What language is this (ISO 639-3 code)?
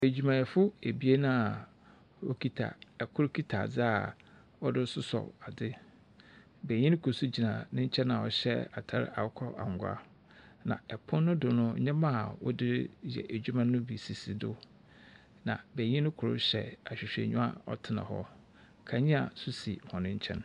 aka